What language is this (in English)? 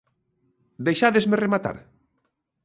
Galician